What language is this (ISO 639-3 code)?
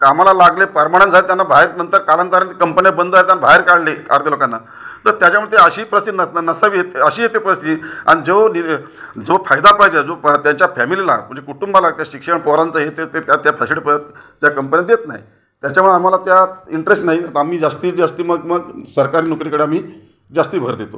mar